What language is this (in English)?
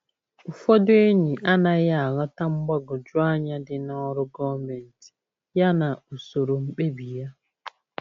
Igbo